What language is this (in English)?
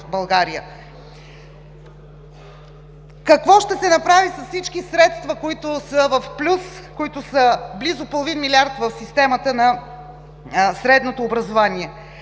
Bulgarian